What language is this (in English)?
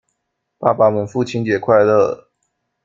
Chinese